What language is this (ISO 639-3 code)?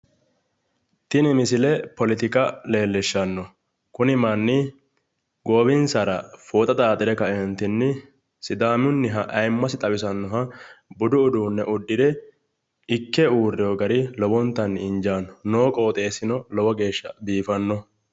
sid